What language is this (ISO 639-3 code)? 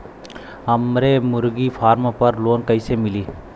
bho